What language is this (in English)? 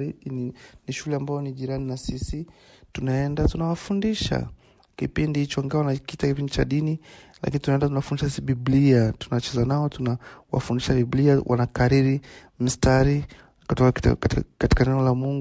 Swahili